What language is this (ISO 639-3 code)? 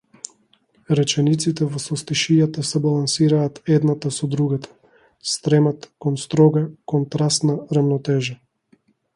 mkd